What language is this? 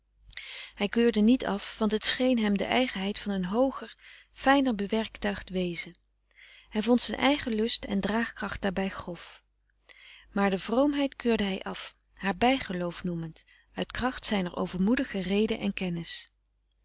Dutch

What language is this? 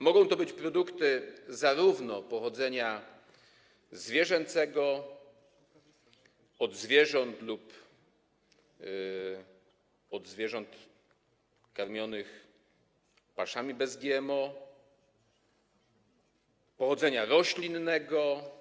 Polish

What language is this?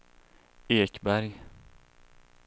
Swedish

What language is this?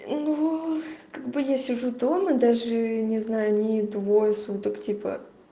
Russian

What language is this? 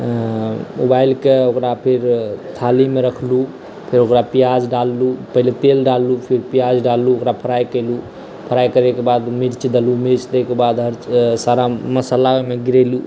Maithili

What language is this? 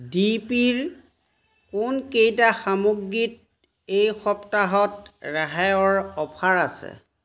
Assamese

